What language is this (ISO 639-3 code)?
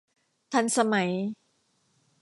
tha